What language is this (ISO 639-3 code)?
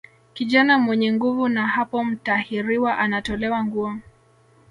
swa